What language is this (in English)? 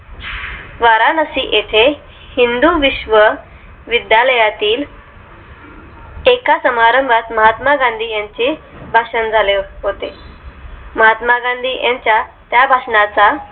Marathi